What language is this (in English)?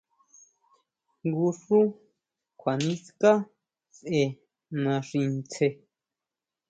Huautla Mazatec